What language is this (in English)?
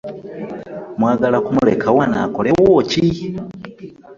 Ganda